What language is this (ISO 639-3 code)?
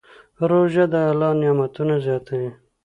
pus